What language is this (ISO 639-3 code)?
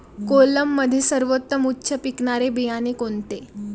mar